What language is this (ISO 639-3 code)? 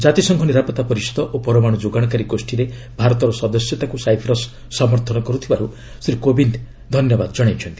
ori